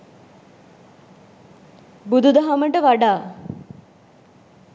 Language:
Sinhala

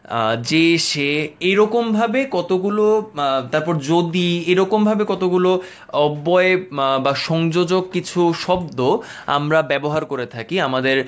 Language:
Bangla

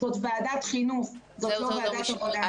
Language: Hebrew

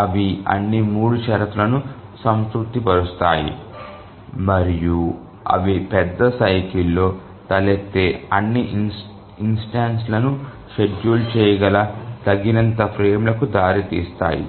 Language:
Telugu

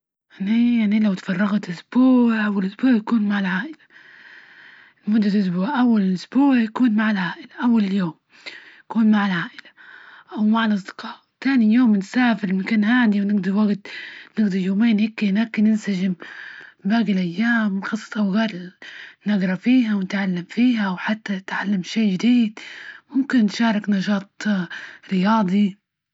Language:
Libyan Arabic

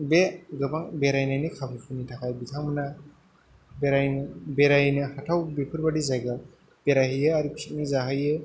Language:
Bodo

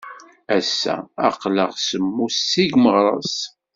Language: Kabyle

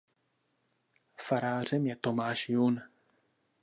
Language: Czech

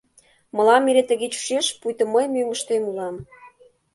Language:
Mari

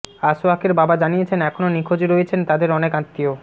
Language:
Bangla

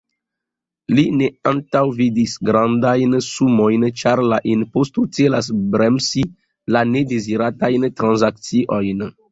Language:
Esperanto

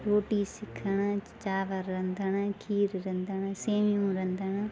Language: Sindhi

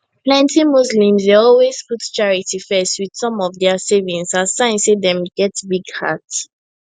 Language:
Nigerian Pidgin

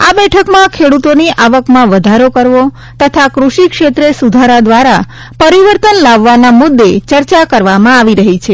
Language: Gujarati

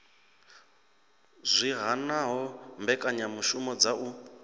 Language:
Venda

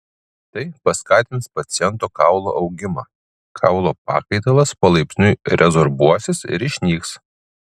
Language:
Lithuanian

